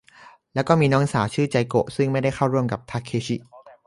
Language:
Thai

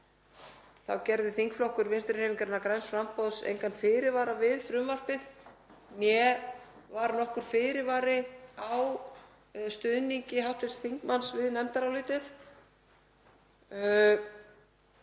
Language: Icelandic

